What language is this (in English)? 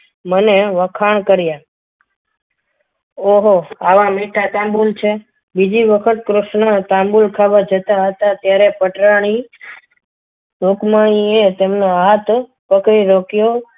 Gujarati